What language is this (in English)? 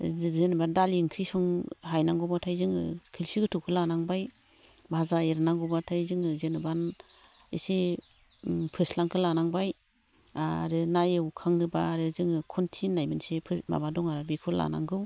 Bodo